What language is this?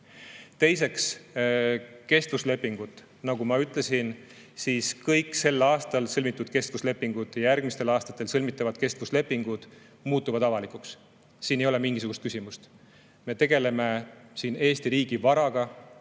Estonian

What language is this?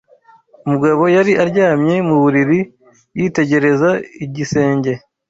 Kinyarwanda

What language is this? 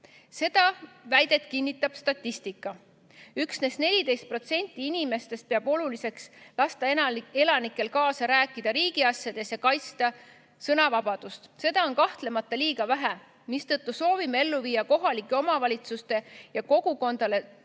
Estonian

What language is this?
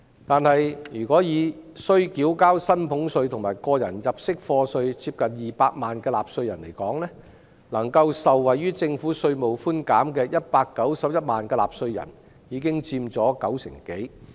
Cantonese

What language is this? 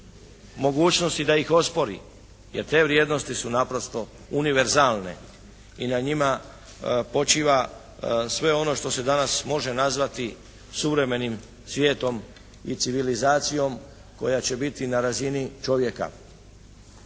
Croatian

